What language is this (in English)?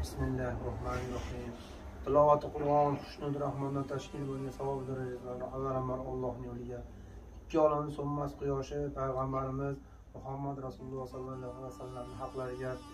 Turkish